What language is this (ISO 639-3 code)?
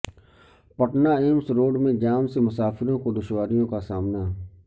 urd